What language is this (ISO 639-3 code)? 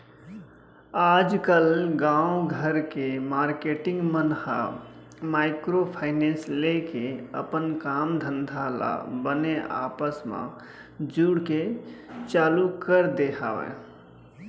hne